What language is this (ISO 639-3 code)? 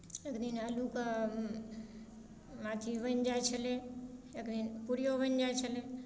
mai